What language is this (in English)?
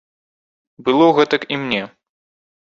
Belarusian